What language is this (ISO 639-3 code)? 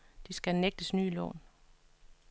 dan